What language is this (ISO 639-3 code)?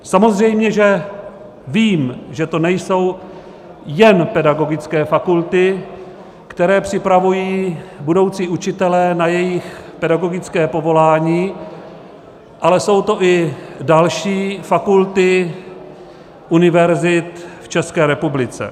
ces